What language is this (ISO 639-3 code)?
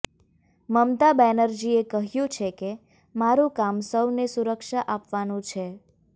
guj